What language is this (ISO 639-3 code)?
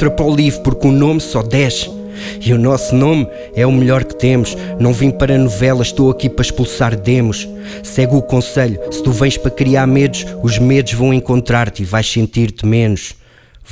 por